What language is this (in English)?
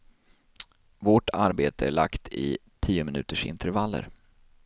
Swedish